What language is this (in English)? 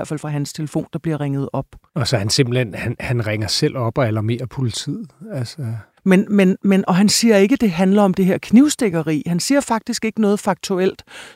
Danish